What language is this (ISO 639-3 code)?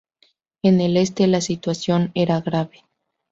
spa